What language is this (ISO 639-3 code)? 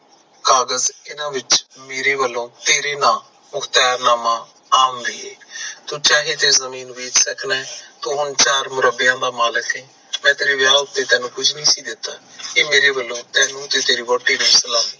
pan